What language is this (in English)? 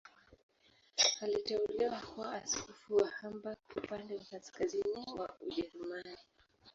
Swahili